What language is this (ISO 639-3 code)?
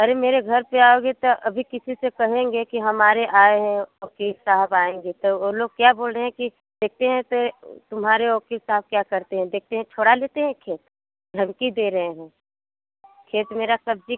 hin